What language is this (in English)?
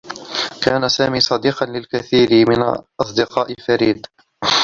Arabic